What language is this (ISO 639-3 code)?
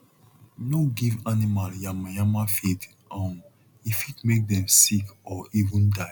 pcm